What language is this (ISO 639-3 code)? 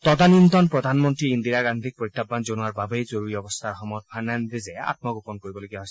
asm